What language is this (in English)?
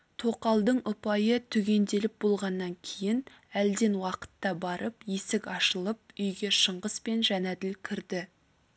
Kazakh